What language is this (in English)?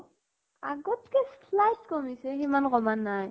Assamese